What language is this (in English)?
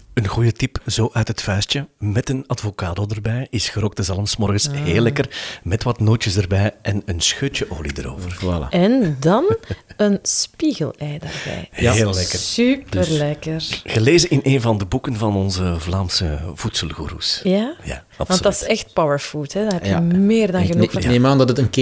Dutch